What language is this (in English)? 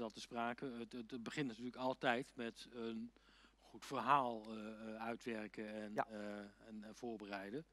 Dutch